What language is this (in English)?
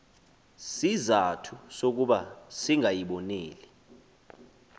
Xhosa